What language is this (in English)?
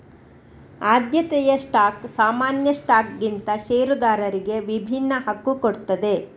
Kannada